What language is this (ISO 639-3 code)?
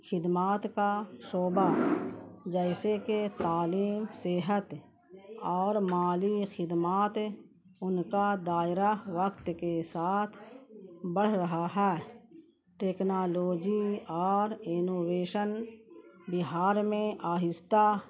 urd